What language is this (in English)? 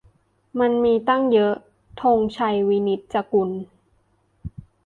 Thai